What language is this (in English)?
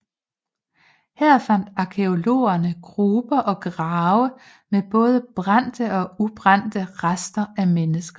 Danish